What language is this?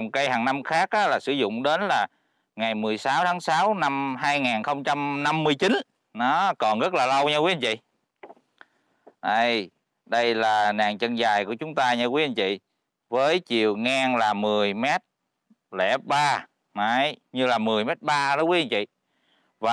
Vietnamese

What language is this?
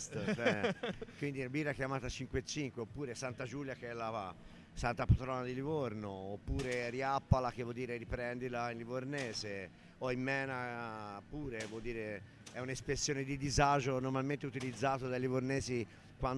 Italian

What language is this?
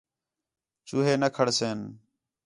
Khetrani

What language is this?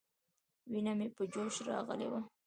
Pashto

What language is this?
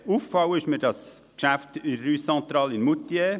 Swiss German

